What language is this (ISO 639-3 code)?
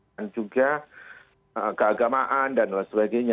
ind